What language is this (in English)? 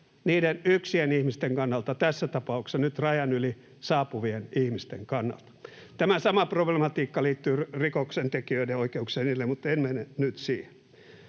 Finnish